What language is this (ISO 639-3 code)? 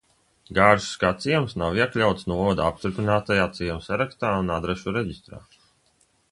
lav